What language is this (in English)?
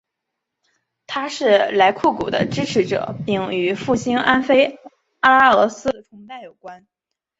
Chinese